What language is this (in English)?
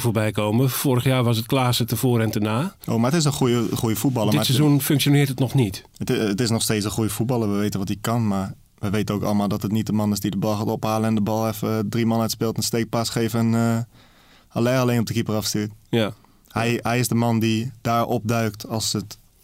Dutch